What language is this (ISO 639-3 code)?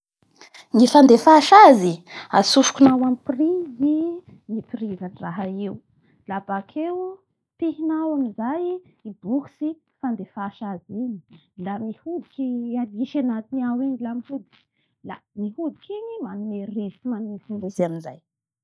bhr